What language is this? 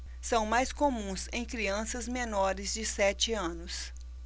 Portuguese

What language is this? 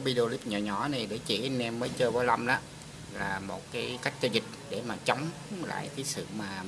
Vietnamese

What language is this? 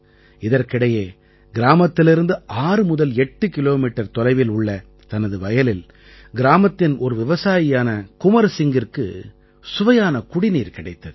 Tamil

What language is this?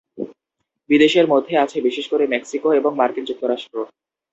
Bangla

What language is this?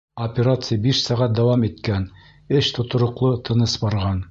Bashkir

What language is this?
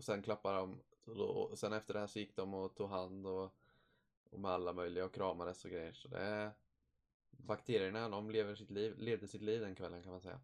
Swedish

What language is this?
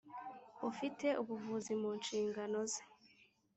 Kinyarwanda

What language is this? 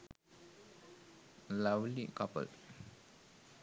Sinhala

